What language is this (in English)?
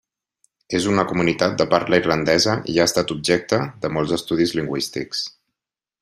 Catalan